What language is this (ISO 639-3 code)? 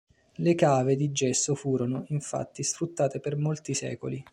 ita